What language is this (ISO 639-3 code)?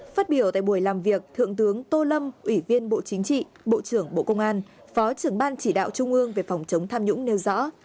vie